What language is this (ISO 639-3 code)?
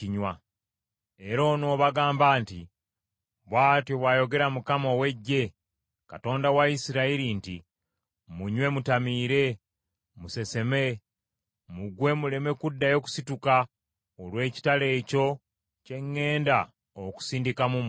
lug